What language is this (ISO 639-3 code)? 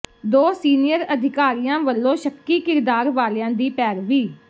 pan